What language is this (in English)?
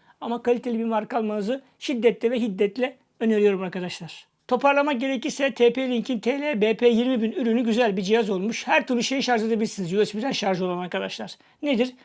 Turkish